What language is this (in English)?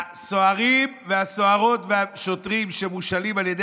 Hebrew